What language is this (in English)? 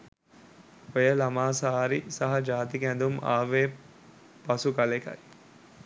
Sinhala